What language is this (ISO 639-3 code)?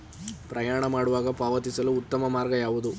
kan